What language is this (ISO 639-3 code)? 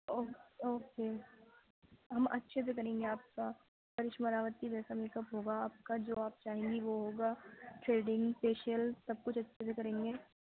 urd